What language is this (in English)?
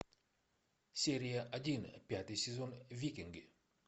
Russian